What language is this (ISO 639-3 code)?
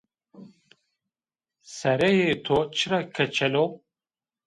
zza